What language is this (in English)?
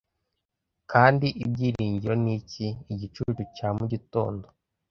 Kinyarwanda